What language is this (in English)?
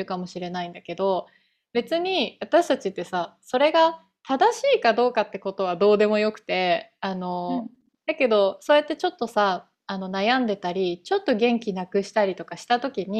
Japanese